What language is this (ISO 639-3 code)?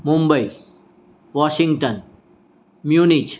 guj